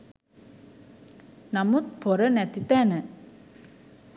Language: Sinhala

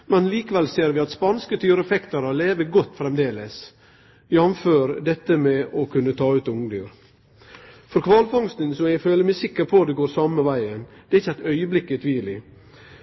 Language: Norwegian Nynorsk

